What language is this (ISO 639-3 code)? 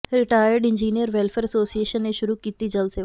pan